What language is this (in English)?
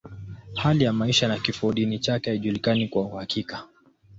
Swahili